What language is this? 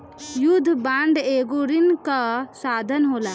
Bhojpuri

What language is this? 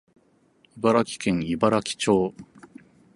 Japanese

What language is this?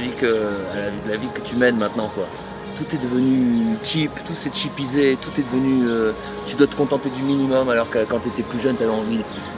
French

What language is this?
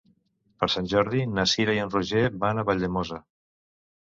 Catalan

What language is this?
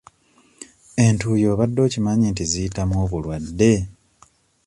Ganda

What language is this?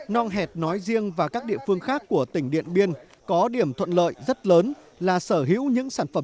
Vietnamese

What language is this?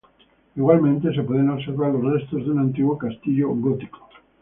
Spanish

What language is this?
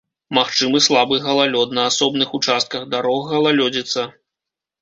Belarusian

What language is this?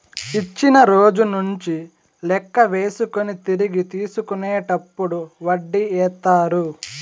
Telugu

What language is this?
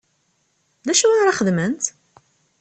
Kabyle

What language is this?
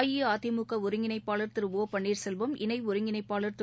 Tamil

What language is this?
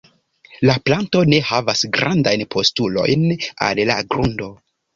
Esperanto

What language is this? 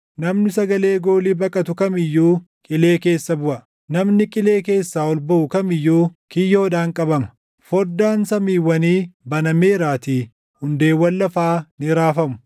Oromo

